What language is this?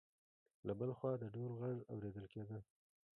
Pashto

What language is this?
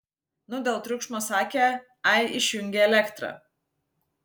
Lithuanian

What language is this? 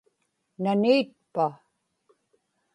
Inupiaq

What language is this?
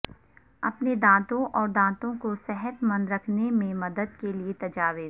Urdu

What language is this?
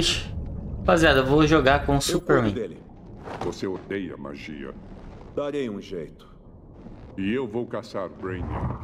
Portuguese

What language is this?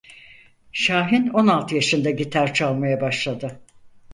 Turkish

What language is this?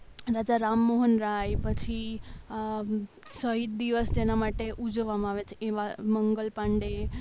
Gujarati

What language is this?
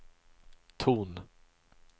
Swedish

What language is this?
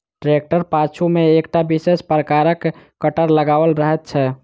Maithili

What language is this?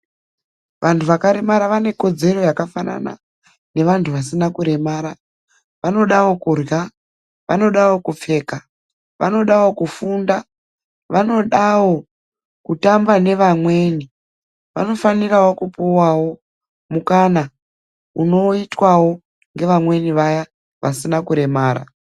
Ndau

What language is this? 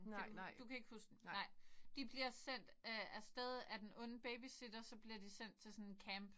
Danish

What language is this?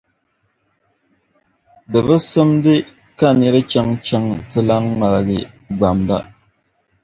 Dagbani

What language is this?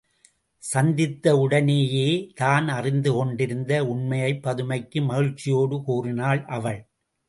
Tamil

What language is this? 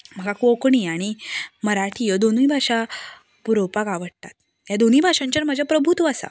Konkani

